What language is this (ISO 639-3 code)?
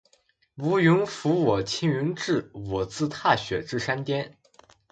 zho